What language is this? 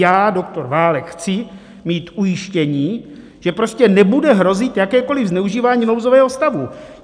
Czech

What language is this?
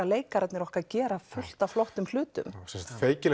Icelandic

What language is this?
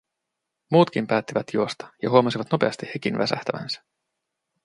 Finnish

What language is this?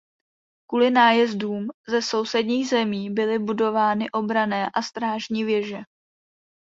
Czech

